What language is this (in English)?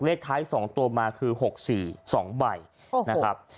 Thai